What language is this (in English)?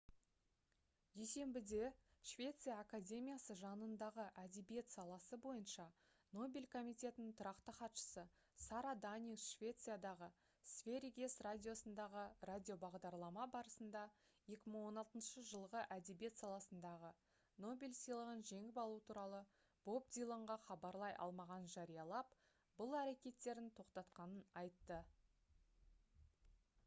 Kazakh